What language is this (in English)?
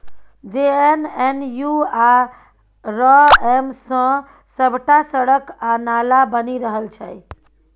Maithili